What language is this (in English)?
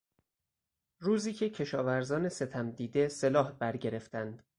Persian